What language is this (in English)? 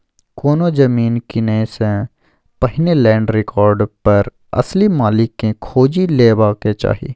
Maithili